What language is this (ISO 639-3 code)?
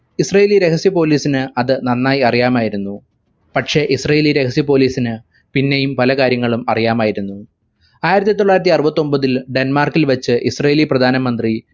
mal